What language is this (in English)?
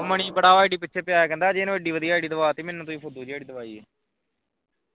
Punjabi